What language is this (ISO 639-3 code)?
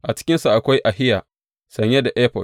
hau